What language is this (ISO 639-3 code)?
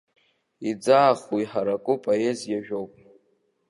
abk